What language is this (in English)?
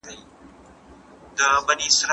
Pashto